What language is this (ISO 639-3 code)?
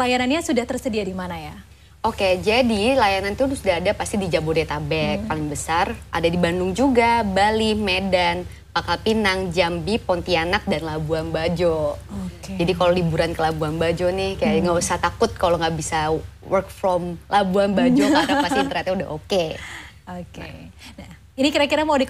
ind